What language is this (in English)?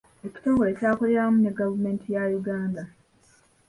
Ganda